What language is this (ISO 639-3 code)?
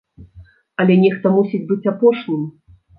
bel